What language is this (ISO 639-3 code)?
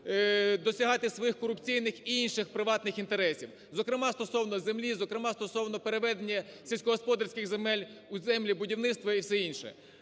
ukr